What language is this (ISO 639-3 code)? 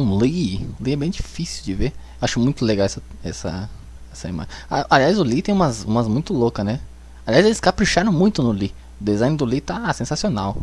por